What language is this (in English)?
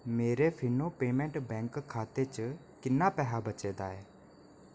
Dogri